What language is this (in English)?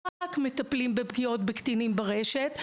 Hebrew